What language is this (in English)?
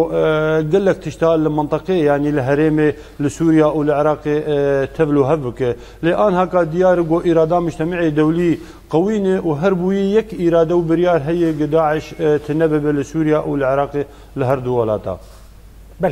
Arabic